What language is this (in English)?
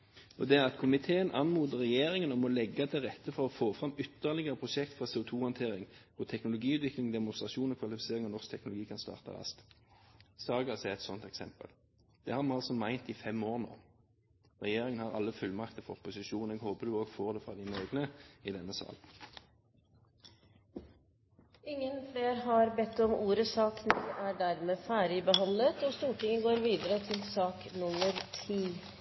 Norwegian Bokmål